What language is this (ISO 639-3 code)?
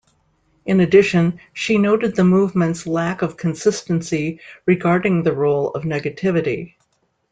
eng